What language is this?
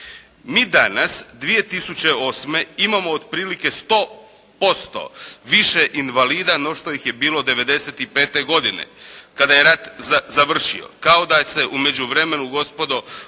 Croatian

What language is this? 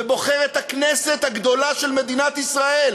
Hebrew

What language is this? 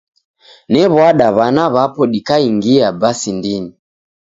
Taita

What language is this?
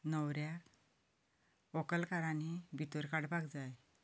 Konkani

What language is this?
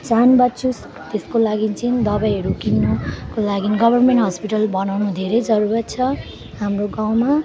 Nepali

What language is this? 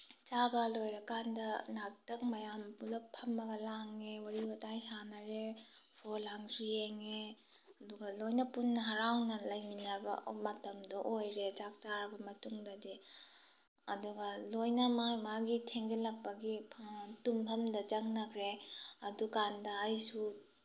Manipuri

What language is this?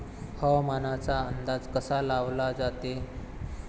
Marathi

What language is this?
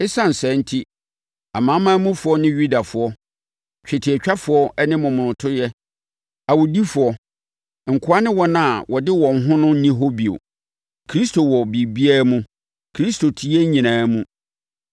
Akan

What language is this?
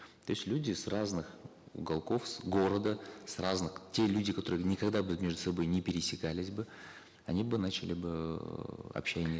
Kazakh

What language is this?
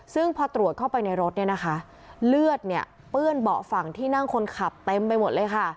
Thai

